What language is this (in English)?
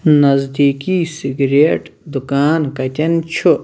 Kashmiri